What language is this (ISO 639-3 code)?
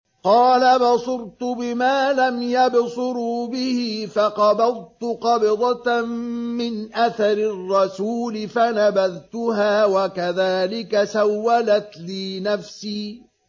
ara